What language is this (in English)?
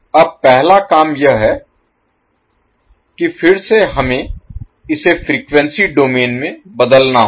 Hindi